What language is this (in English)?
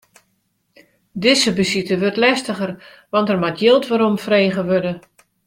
Western Frisian